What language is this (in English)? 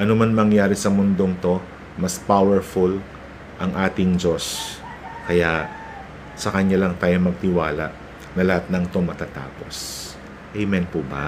Filipino